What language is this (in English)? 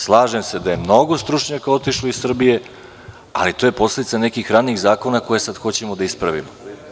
Serbian